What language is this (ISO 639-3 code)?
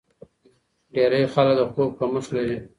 pus